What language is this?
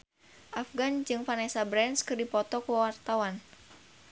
Sundanese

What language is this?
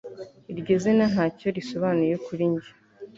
Kinyarwanda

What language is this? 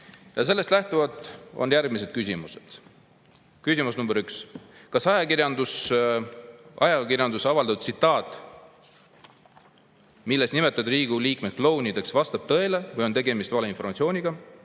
Estonian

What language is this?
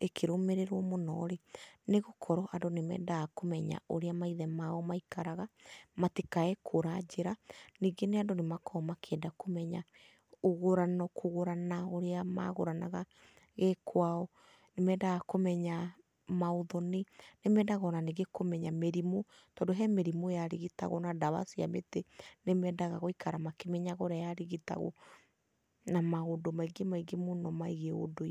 Kikuyu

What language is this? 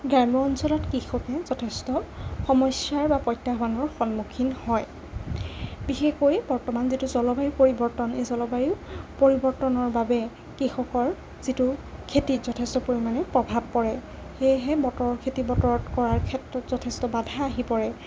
Assamese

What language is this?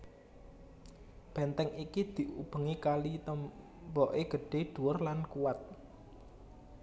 Javanese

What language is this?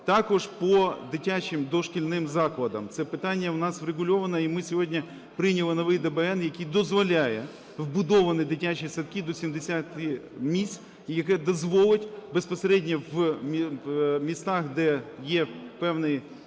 Ukrainian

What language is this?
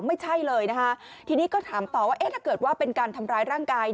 Thai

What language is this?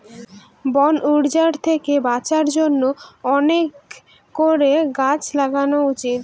Bangla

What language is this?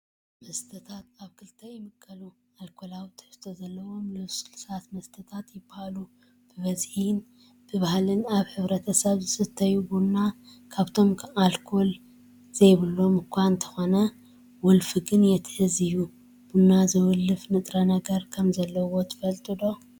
Tigrinya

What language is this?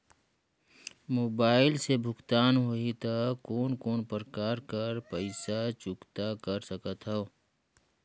Chhattisgarhi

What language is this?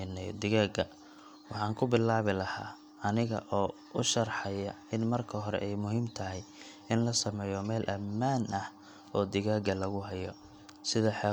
Somali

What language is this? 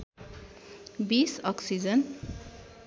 Nepali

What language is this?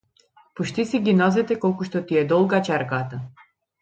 Macedonian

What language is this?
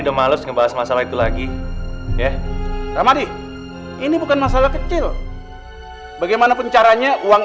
Indonesian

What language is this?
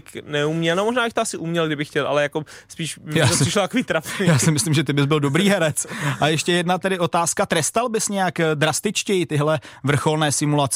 Czech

